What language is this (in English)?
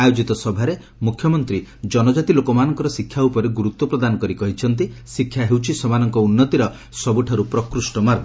Odia